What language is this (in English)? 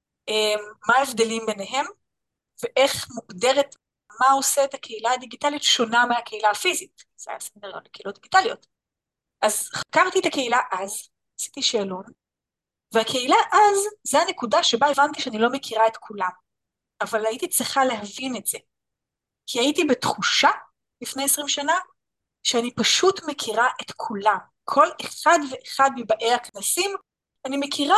Hebrew